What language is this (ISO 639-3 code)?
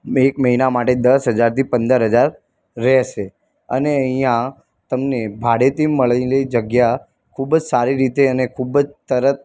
guj